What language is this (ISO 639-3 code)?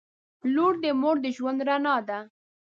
pus